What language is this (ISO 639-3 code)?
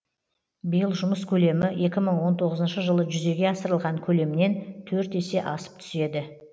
kaz